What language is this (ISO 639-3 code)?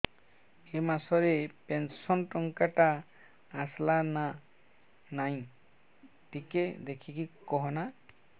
ori